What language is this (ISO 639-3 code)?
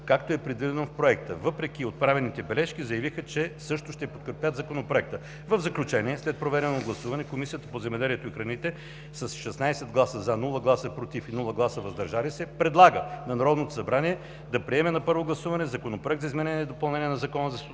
bul